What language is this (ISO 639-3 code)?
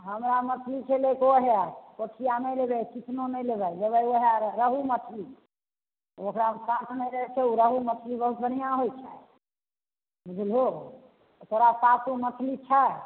mai